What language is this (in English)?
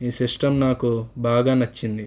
Telugu